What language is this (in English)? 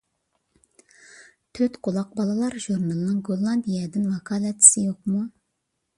Uyghur